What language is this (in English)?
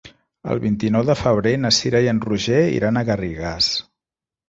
Catalan